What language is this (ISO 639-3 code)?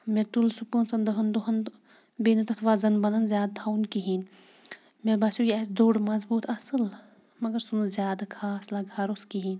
kas